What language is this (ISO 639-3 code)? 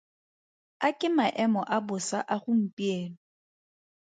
tsn